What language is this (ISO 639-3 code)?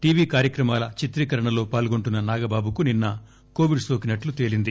tel